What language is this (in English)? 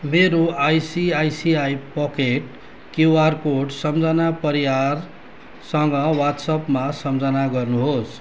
Nepali